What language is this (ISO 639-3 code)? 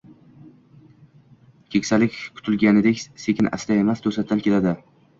uzb